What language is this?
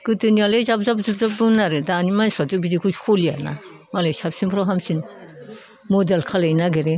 Bodo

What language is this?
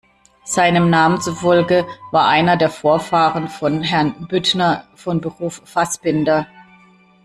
German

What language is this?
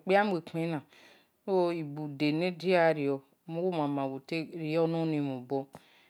Esan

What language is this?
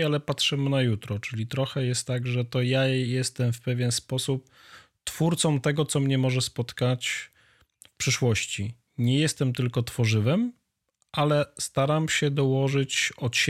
Polish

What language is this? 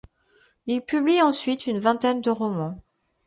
French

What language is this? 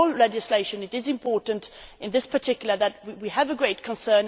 English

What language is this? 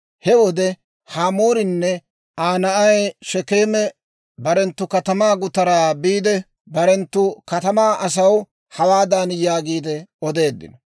Dawro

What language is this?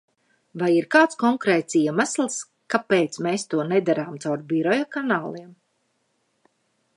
Latvian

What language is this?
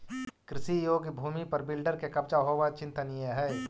Magahi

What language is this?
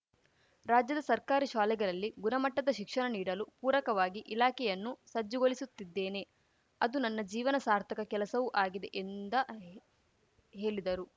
Kannada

